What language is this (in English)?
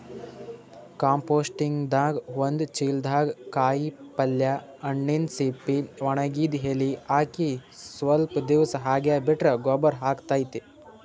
Kannada